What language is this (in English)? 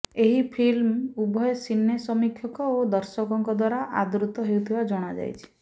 Odia